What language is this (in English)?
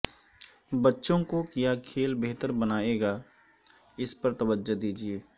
Urdu